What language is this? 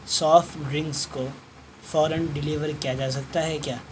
Urdu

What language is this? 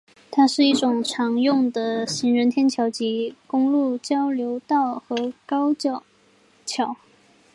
Chinese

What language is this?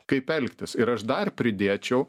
Lithuanian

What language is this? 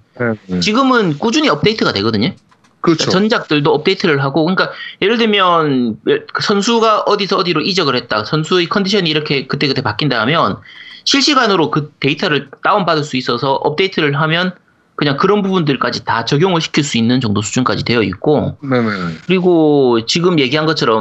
Korean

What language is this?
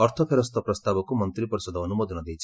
Odia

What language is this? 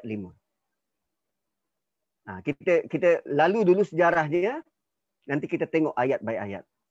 Malay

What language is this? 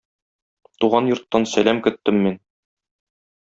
Tatar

